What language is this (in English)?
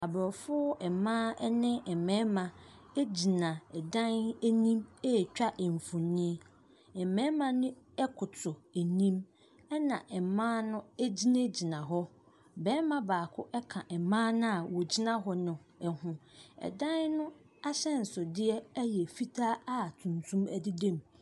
Akan